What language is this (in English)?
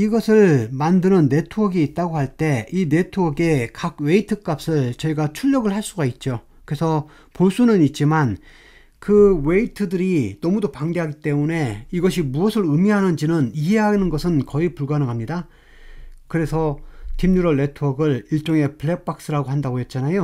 Korean